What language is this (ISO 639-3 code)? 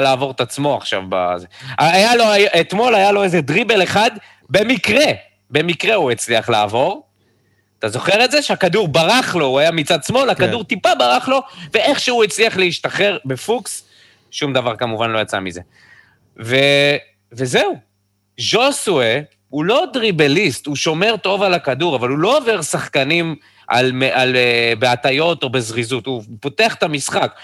heb